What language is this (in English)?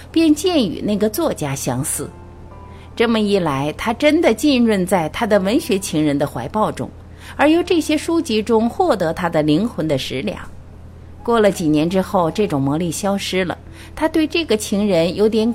Chinese